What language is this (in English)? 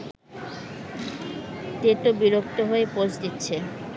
Bangla